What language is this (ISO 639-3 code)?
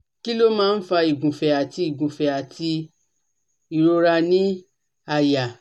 yor